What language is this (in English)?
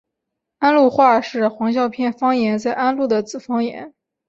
Chinese